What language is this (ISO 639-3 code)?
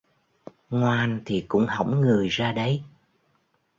vie